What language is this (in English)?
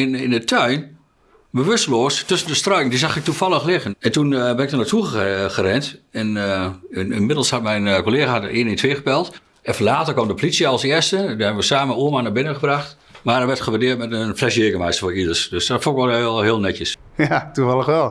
Dutch